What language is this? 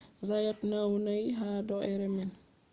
Fula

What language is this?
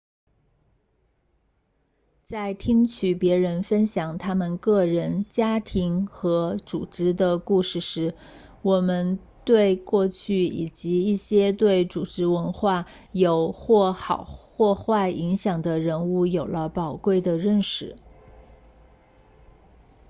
Chinese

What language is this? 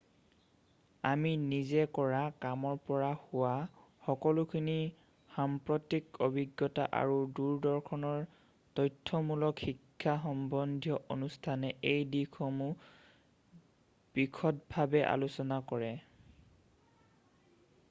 Assamese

